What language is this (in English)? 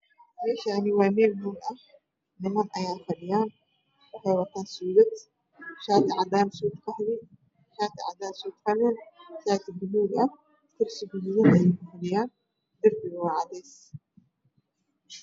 Somali